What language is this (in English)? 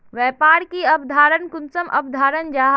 Magahi